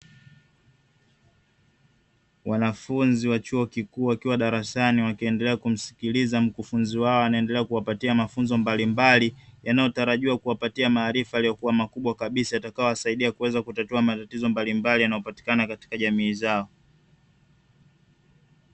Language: Swahili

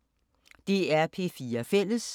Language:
Danish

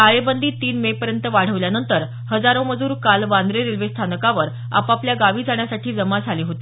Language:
Marathi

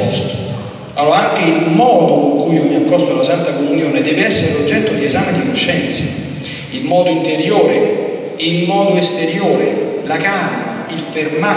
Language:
Italian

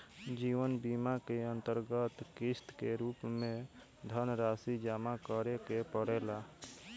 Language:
Bhojpuri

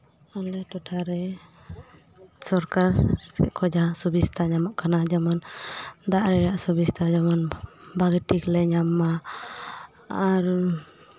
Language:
Santali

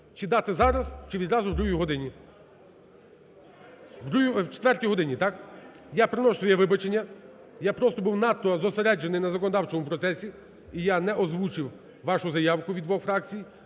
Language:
Ukrainian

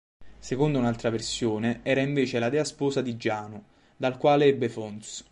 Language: Italian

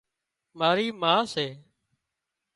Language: Wadiyara Koli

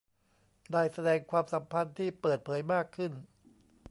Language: Thai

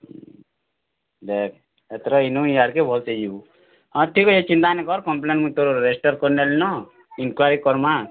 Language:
Odia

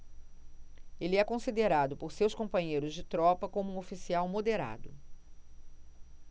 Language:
Portuguese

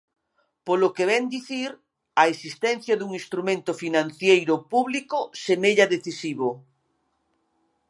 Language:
Galician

